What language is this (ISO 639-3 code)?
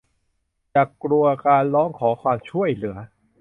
tha